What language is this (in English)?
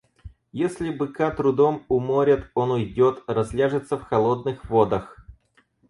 Russian